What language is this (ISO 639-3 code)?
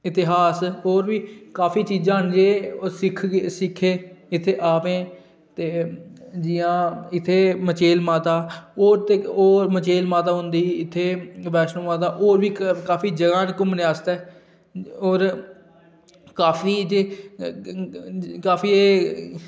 doi